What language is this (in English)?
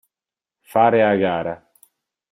Italian